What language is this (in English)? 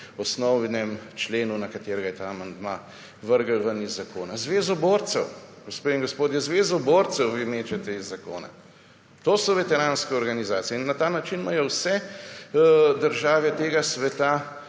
Slovenian